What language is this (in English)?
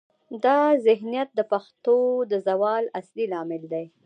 Pashto